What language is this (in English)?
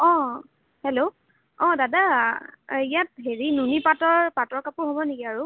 Assamese